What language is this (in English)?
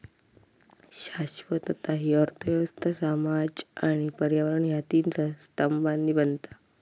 Marathi